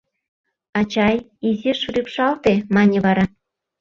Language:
Mari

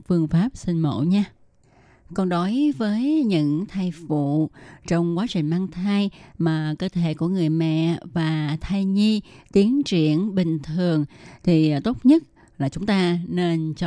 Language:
Vietnamese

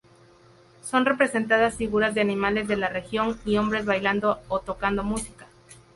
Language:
Spanish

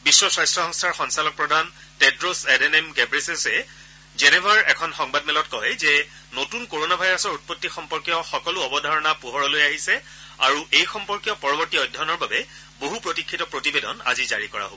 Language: Assamese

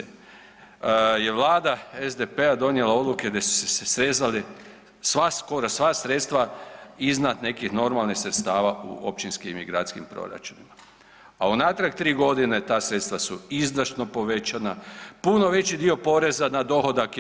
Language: Croatian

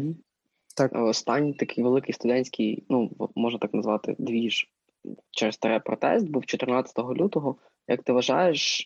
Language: Ukrainian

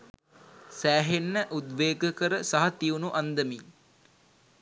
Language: Sinhala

